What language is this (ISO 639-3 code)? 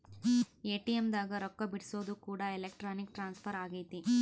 kan